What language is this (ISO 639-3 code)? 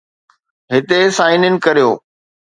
snd